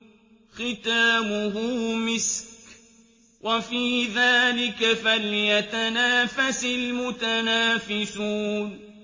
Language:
Arabic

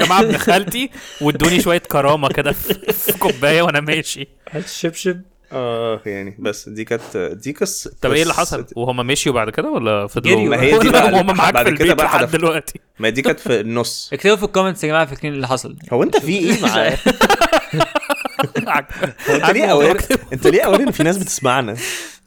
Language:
Arabic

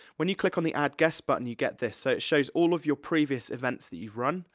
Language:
English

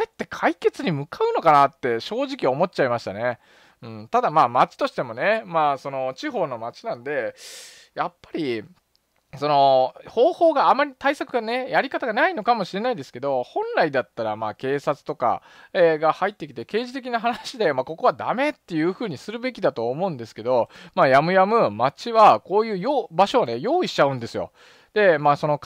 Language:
Japanese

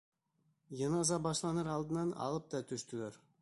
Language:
Bashkir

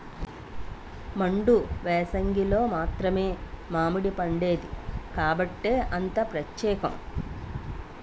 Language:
Telugu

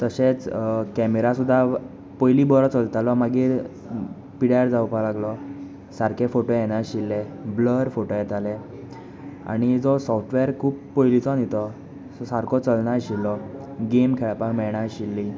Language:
Konkani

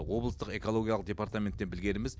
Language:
Kazakh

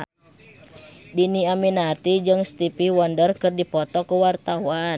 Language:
Sundanese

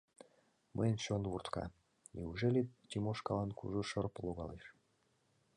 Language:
Mari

